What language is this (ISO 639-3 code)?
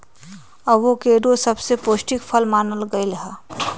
mag